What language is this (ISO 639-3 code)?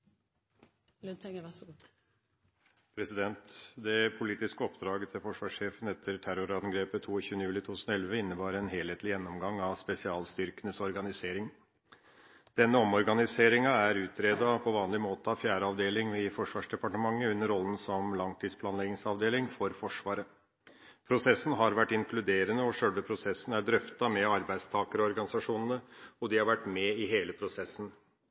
nob